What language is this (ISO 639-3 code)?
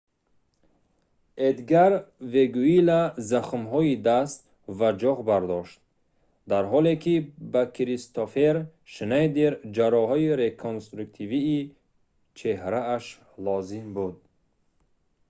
tgk